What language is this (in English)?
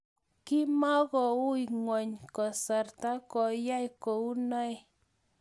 Kalenjin